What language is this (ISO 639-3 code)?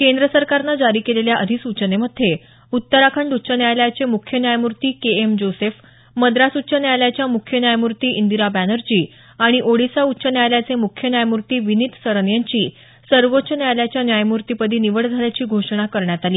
mar